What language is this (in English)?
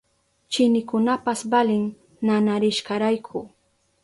Southern Pastaza Quechua